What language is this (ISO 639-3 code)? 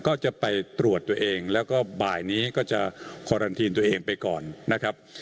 tha